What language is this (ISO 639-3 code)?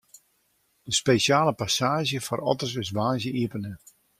fry